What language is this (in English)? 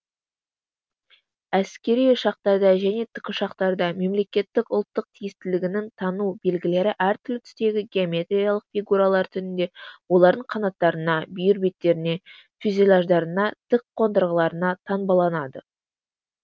Kazakh